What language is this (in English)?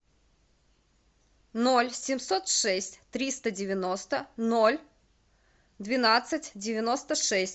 Russian